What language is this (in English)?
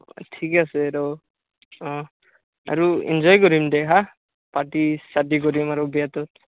Assamese